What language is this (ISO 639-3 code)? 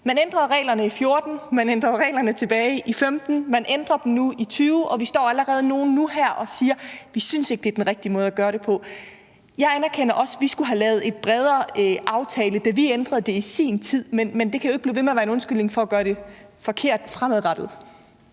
dan